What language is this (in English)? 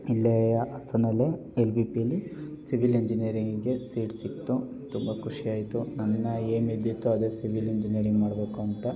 Kannada